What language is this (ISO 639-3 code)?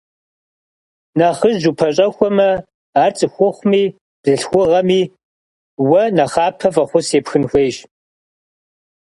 kbd